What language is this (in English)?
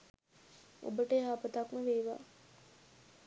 Sinhala